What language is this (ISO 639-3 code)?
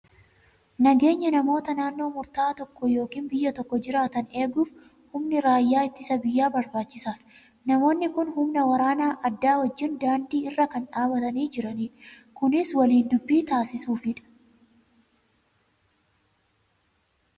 orm